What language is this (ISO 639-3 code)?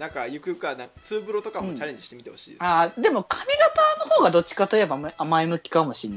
jpn